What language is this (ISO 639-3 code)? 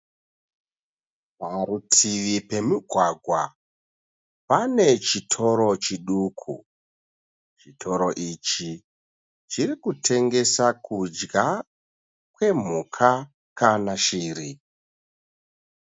sna